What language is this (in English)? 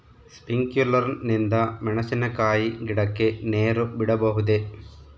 Kannada